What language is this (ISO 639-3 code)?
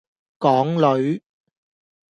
yue